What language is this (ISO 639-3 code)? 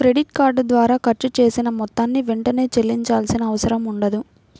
tel